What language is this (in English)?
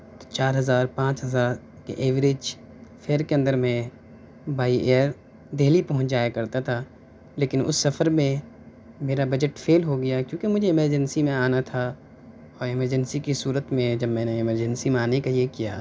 Urdu